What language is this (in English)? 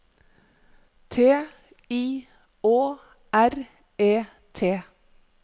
Norwegian